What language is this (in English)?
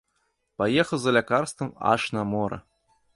Belarusian